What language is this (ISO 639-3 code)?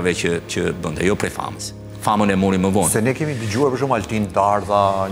ron